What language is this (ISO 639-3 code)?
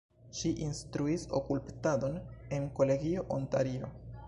epo